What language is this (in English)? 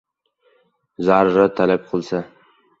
Uzbek